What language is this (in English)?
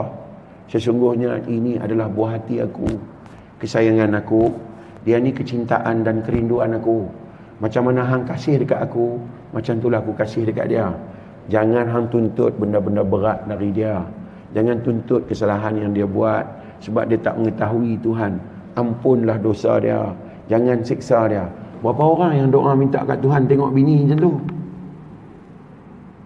Malay